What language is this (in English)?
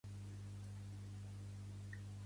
Catalan